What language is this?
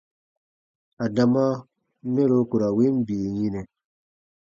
Baatonum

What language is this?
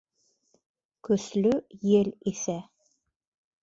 Bashkir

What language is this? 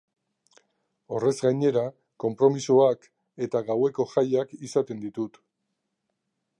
Basque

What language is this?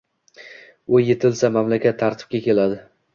Uzbek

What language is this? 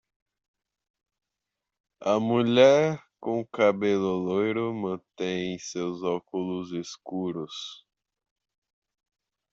Portuguese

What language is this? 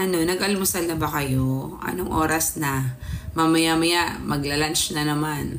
Filipino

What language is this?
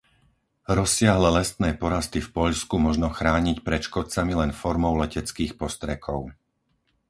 Slovak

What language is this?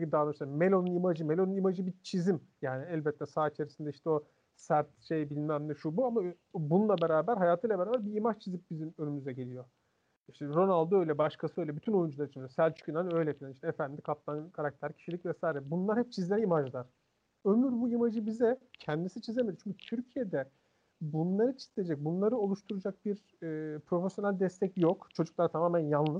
Turkish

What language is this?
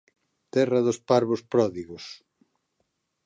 Galician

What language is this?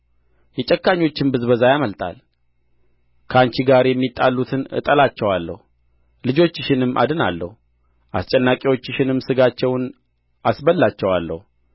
Amharic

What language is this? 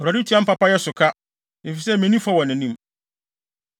Akan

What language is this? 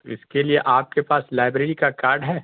Urdu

